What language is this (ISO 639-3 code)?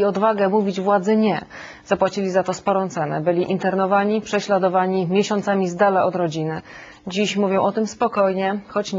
pol